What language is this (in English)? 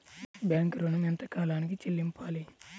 Telugu